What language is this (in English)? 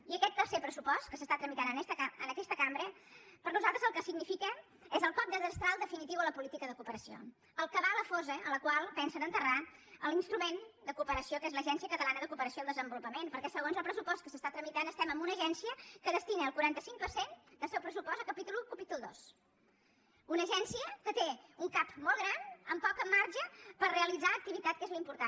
Catalan